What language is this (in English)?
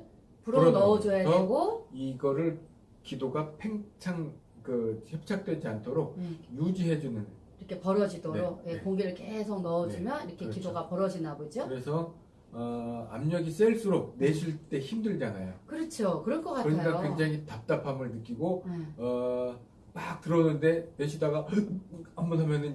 Korean